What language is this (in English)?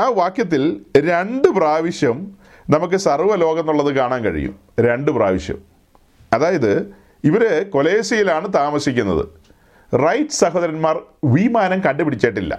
Malayalam